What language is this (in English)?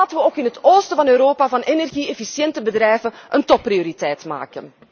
Dutch